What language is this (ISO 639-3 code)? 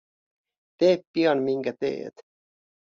fin